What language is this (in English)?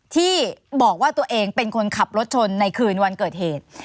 Thai